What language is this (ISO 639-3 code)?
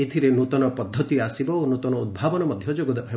ori